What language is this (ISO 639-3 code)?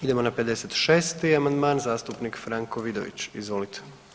hrv